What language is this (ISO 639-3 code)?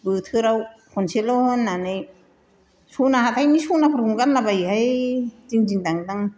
brx